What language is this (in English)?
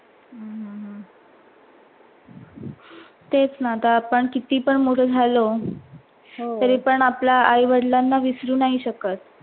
Marathi